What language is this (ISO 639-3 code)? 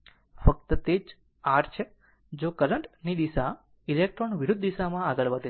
guj